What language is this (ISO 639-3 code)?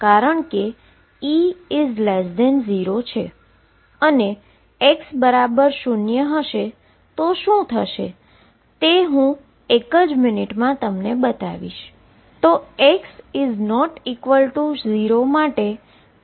guj